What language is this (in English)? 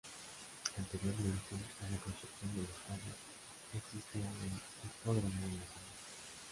Spanish